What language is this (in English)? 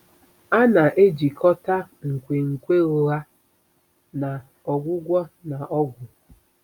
Igbo